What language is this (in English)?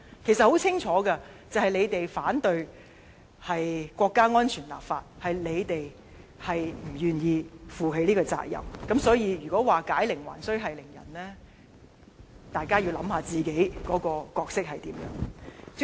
Cantonese